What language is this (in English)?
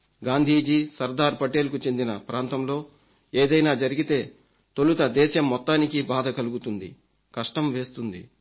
Telugu